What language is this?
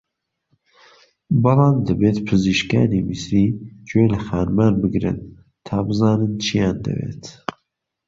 Central Kurdish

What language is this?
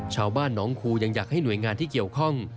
Thai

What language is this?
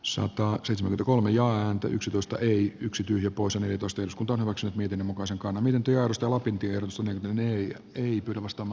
Finnish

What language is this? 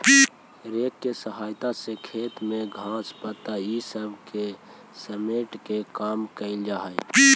Magahi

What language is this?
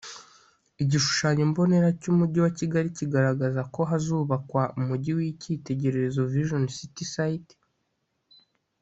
Kinyarwanda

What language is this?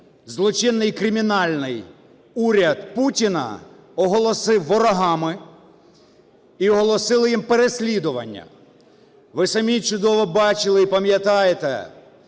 Ukrainian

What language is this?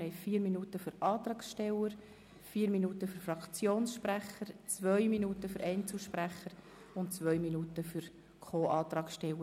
Swiss German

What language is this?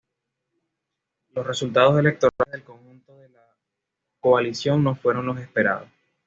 Spanish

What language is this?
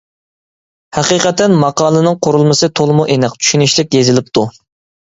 Uyghur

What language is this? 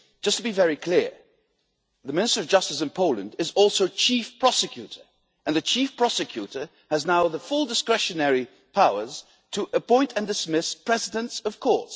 English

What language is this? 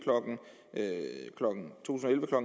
Danish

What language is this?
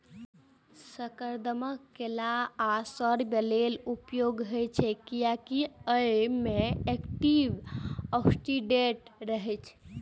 Maithili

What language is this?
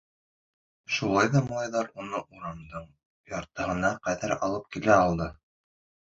Bashkir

